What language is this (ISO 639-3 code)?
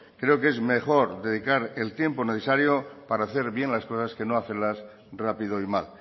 spa